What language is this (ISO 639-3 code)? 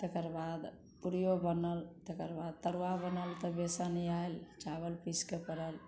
mai